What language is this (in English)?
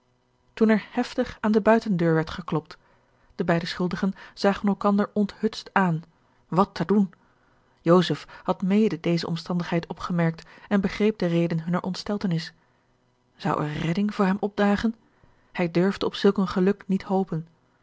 Dutch